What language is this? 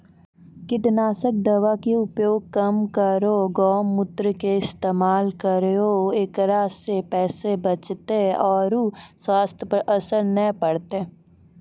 Maithili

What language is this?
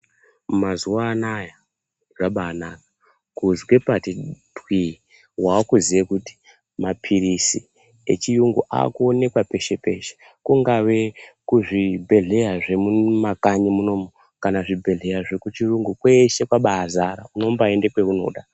Ndau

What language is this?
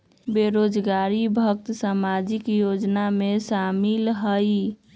Magahi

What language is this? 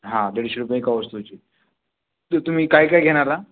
Marathi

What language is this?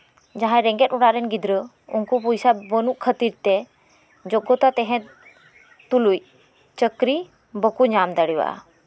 Santali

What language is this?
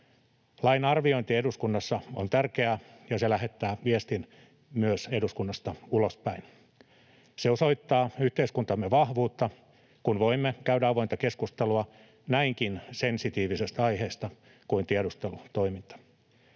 Finnish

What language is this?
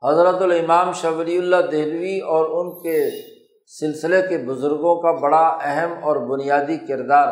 Urdu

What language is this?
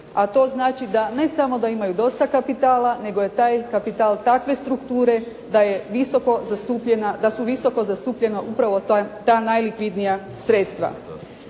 Croatian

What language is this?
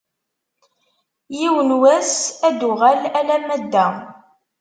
Kabyle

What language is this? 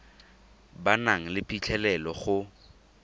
Tswana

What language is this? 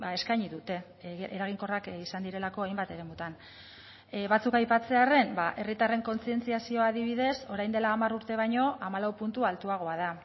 Basque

